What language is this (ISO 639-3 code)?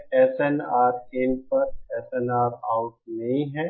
hin